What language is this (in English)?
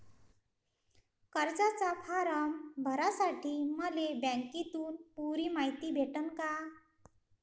Marathi